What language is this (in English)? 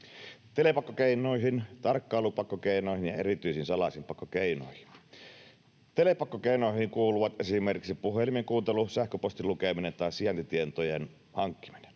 Finnish